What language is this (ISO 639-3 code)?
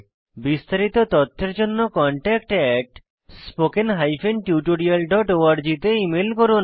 ben